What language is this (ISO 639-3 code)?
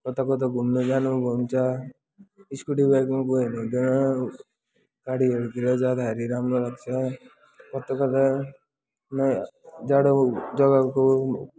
nep